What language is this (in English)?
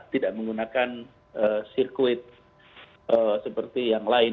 Indonesian